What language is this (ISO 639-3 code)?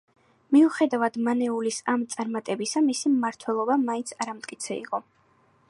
kat